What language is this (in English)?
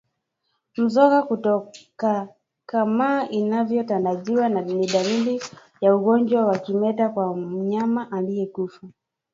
Swahili